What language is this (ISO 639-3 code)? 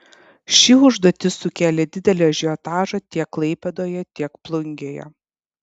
lit